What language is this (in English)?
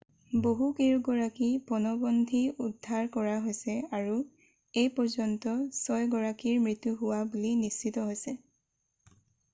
Assamese